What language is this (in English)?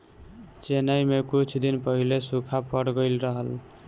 Bhojpuri